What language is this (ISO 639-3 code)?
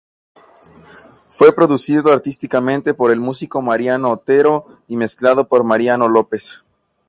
spa